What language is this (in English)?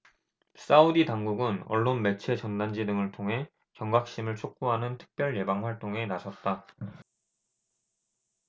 Korean